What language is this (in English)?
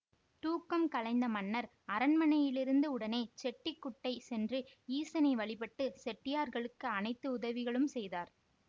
Tamil